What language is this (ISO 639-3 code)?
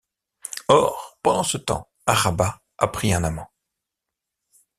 fra